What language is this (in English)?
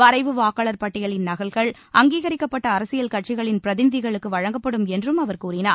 Tamil